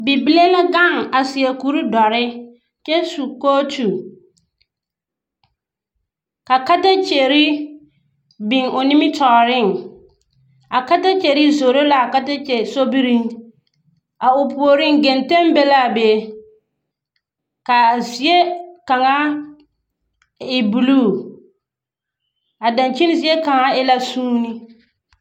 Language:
Southern Dagaare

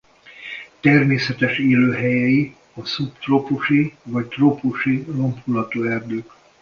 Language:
Hungarian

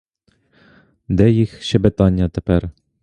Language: Ukrainian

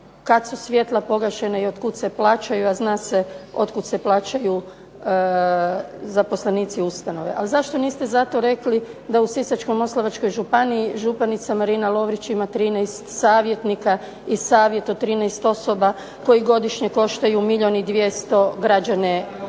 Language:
Croatian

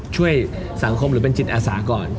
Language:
Thai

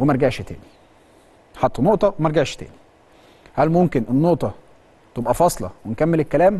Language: Arabic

